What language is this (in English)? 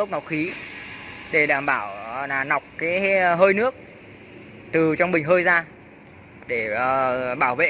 Vietnamese